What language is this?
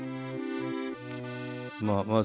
Japanese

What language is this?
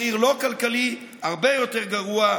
Hebrew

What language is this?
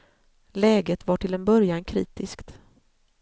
Swedish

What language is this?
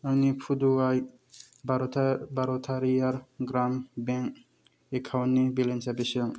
Bodo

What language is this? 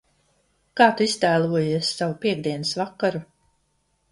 Latvian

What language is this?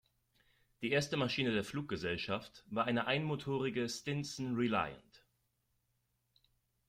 German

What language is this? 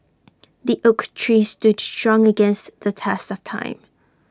English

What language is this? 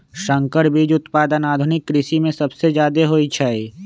Magahi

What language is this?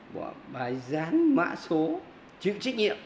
Vietnamese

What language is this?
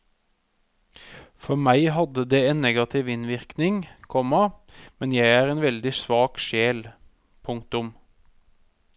Norwegian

